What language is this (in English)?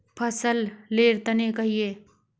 Magahi